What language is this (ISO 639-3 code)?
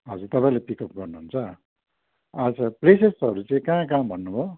nep